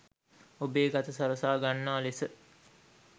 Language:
Sinhala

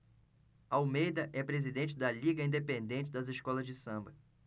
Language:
Portuguese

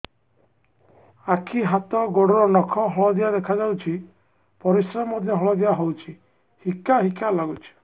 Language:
Odia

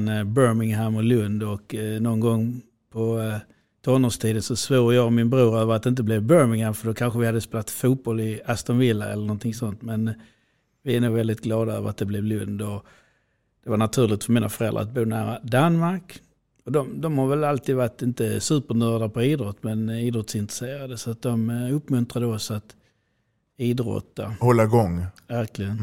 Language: Swedish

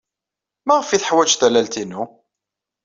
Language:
Kabyle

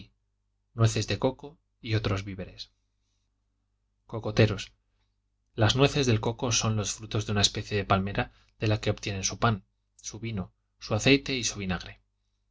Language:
Spanish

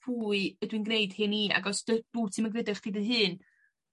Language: Welsh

